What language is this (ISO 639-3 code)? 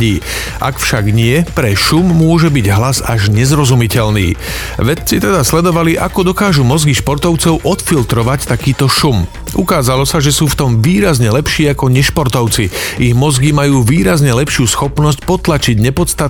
slk